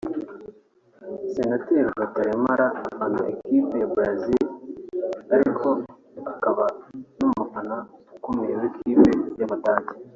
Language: Kinyarwanda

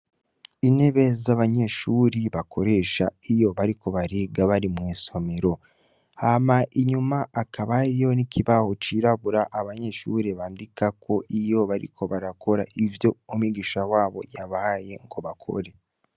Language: Rundi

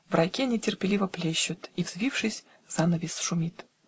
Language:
Russian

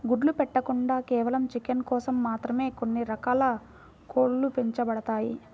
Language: Telugu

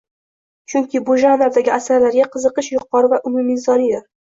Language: Uzbek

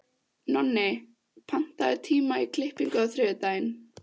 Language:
Icelandic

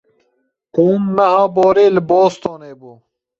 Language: Kurdish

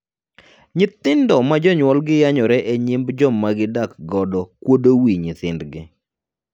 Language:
Luo (Kenya and Tanzania)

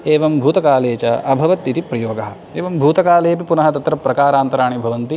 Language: Sanskrit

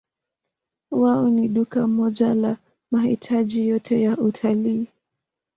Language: Swahili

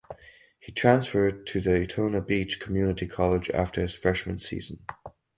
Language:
English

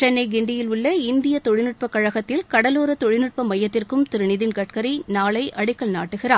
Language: Tamil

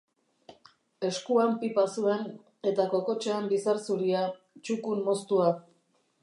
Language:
Basque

